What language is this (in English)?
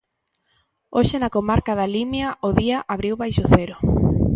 Galician